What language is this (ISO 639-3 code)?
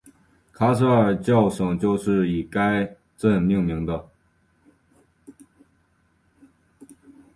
zho